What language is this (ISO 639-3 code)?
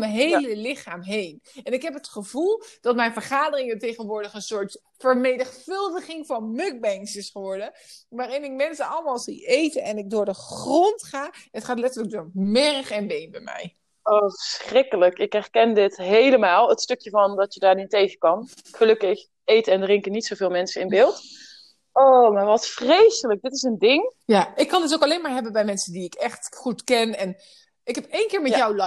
nld